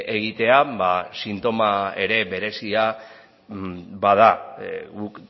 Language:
Basque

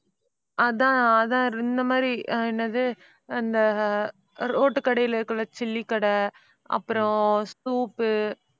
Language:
Tamil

